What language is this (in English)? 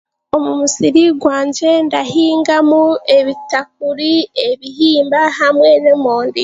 Chiga